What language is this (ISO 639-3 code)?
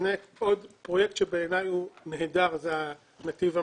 heb